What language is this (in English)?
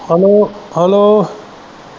Punjabi